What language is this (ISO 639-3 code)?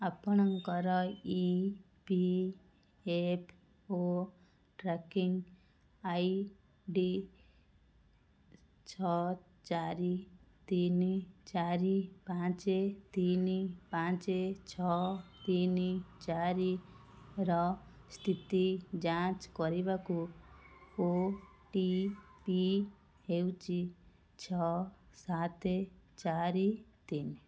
ori